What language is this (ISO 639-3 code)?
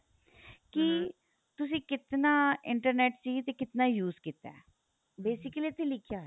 pan